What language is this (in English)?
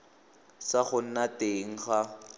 Tswana